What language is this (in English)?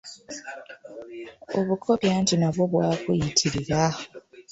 Ganda